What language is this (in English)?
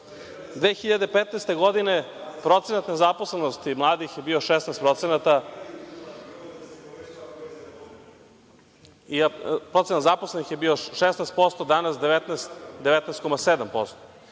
Serbian